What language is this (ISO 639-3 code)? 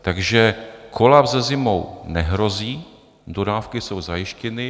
ces